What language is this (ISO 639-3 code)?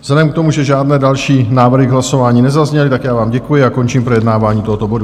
ces